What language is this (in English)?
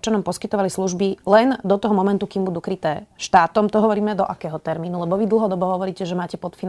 Slovak